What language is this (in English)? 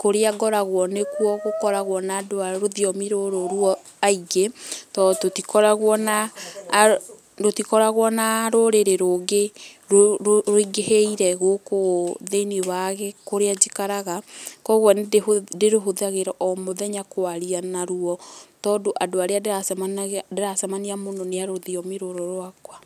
Kikuyu